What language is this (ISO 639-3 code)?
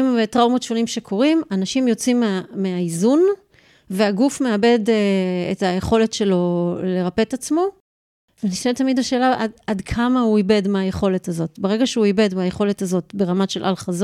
heb